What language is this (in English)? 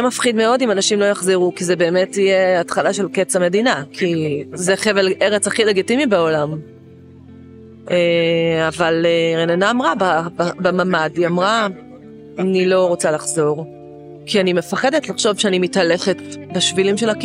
Hebrew